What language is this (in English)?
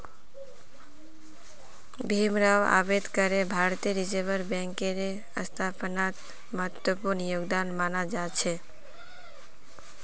Magahi